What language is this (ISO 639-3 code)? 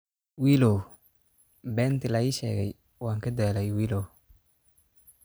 som